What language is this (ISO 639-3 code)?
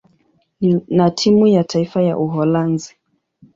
swa